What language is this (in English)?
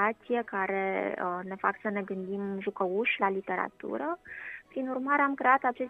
Romanian